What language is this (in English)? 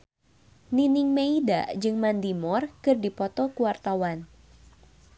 Sundanese